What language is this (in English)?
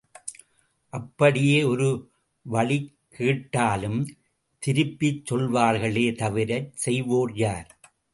Tamil